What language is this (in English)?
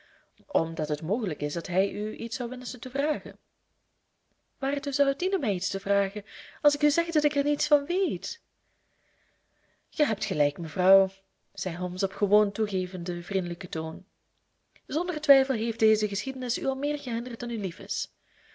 Dutch